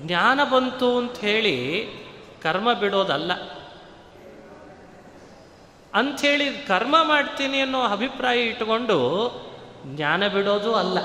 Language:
Kannada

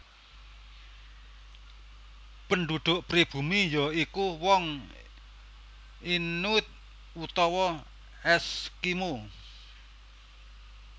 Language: Javanese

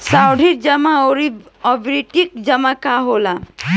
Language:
Bhojpuri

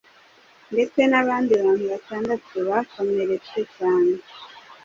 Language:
Kinyarwanda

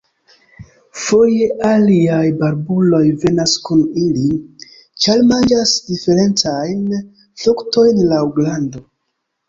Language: Esperanto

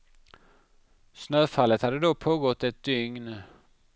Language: Swedish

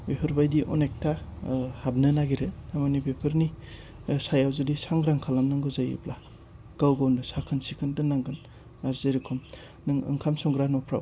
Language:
Bodo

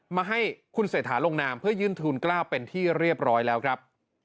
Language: Thai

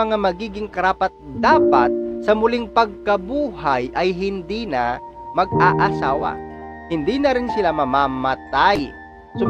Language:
Filipino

